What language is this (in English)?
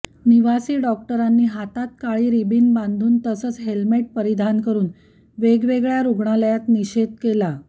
Marathi